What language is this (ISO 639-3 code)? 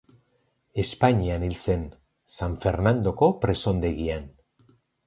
eus